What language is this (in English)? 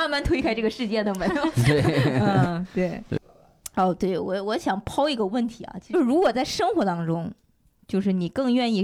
Chinese